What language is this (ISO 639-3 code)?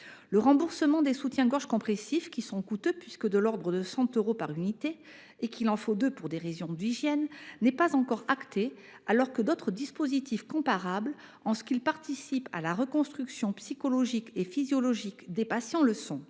fra